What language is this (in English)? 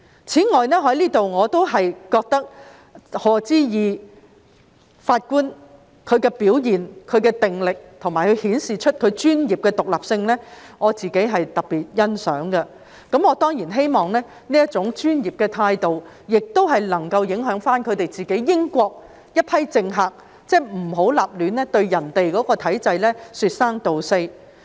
Cantonese